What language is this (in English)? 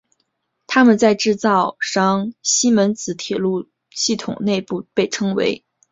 Chinese